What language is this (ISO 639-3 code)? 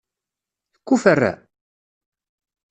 kab